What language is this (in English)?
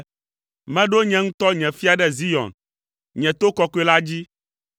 Ewe